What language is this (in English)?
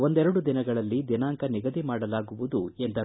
Kannada